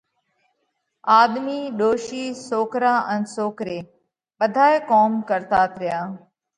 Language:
Parkari Koli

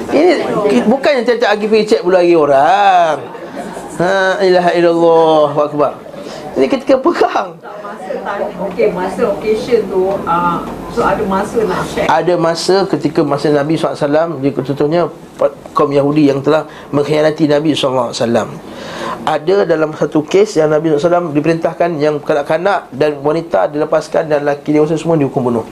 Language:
Malay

